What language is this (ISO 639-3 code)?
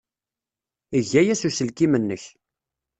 kab